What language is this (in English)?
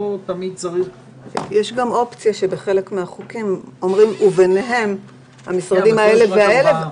Hebrew